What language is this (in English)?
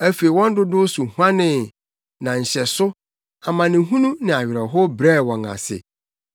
Akan